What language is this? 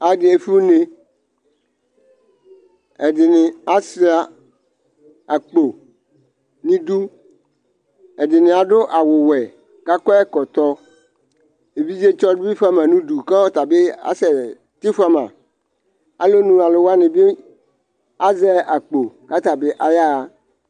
Ikposo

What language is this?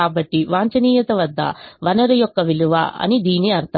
Telugu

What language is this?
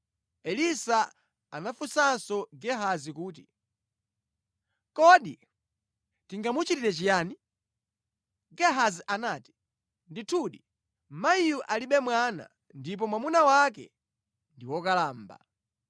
Nyanja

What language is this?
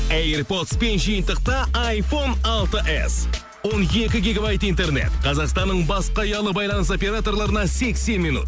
Kazakh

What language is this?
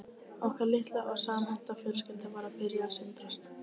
Icelandic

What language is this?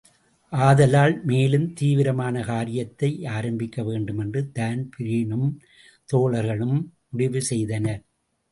Tamil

